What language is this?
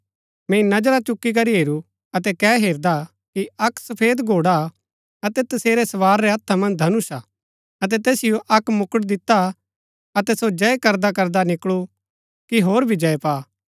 Gaddi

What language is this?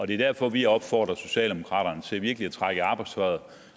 Danish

